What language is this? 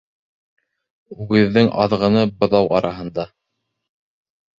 Bashkir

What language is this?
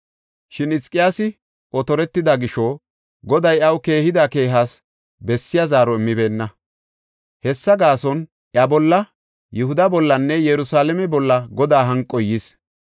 Gofa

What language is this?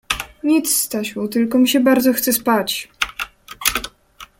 Polish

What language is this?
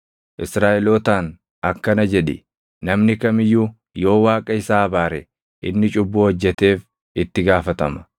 Oromo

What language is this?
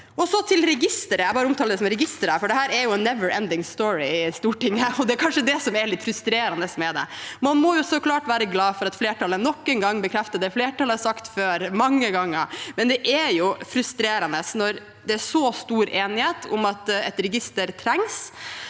Norwegian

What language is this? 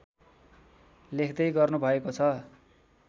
Nepali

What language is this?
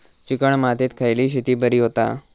Marathi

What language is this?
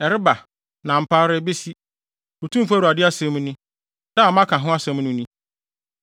Akan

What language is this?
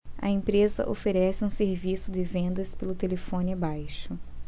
Portuguese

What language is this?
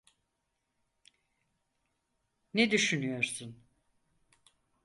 Turkish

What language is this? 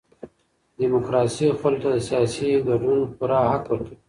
Pashto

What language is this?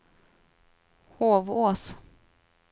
Swedish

